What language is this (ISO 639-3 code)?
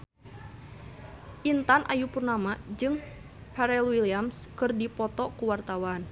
sun